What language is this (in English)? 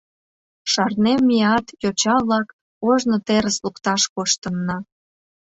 Mari